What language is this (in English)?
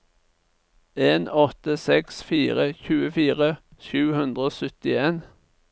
Norwegian